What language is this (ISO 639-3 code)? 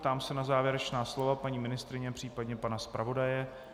ces